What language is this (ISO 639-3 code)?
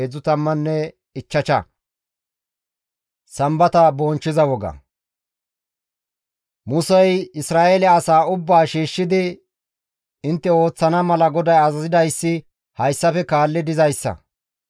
gmv